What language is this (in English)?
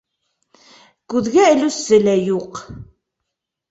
Bashkir